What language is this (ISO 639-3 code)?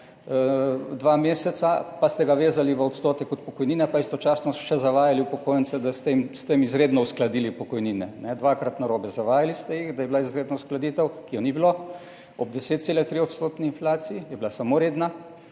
slv